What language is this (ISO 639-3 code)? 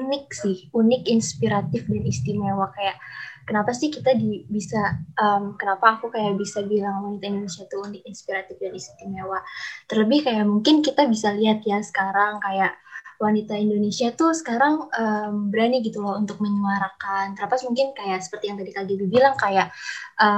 ind